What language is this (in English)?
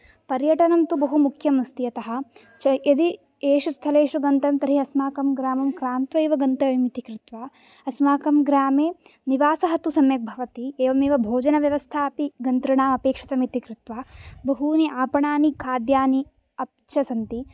Sanskrit